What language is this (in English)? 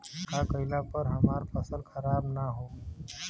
Bhojpuri